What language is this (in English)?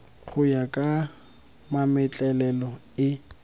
Tswana